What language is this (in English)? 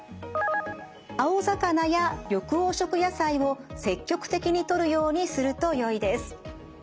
Japanese